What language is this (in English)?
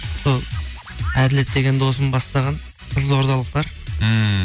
Kazakh